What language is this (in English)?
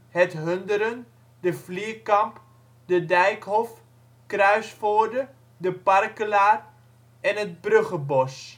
Dutch